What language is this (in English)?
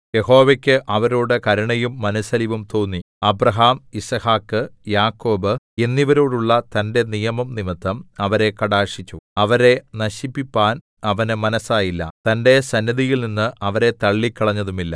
Malayalam